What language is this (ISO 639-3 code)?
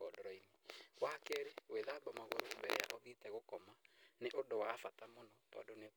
kik